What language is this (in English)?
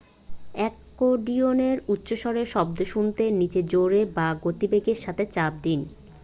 Bangla